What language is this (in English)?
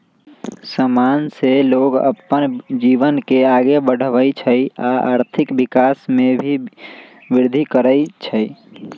Magahi